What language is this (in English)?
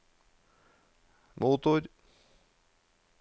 Norwegian